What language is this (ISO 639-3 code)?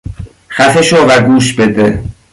fas